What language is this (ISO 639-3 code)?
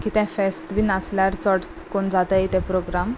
kok